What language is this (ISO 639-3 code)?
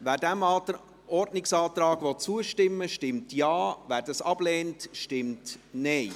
gsw